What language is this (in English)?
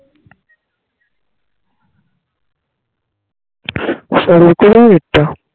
Bangla